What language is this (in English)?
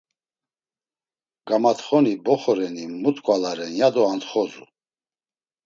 Laz